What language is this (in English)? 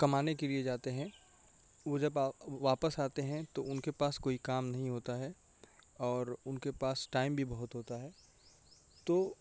Urdu